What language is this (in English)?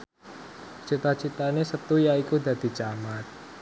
Javanese